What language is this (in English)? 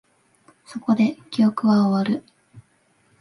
Japanese